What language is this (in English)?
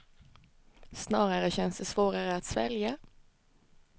Swedish